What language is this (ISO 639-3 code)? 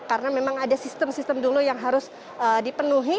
ind